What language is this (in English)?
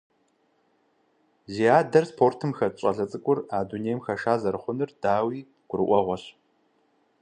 Kabardian